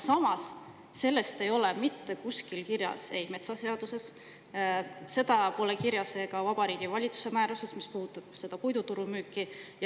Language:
Estonian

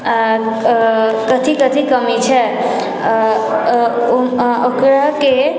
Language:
Maithili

